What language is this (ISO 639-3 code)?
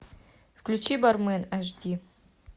rus